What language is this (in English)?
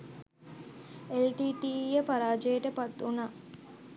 Sinhala